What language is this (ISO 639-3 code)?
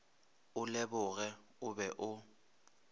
nso